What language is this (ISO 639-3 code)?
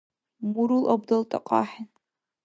dar